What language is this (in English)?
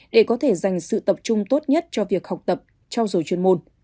Vietnamese